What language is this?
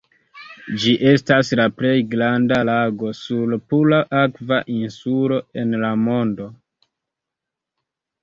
Esperanto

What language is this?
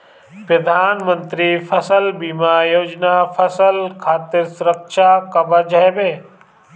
Bhojpuri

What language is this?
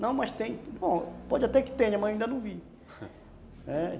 Portuguese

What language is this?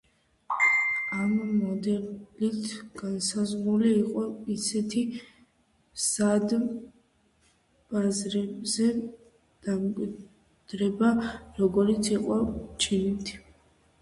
Georgian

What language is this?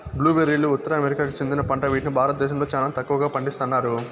Telugu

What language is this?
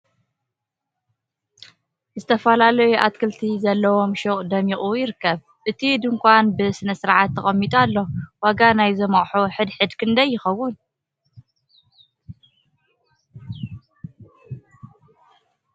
Tigrinya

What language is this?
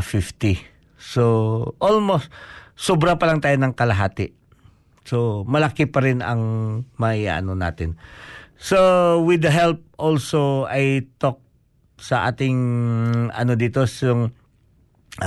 Filipino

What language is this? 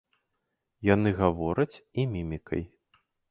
Belarusian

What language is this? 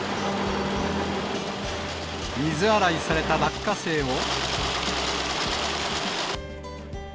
Japanese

